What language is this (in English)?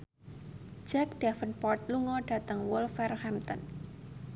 Javanese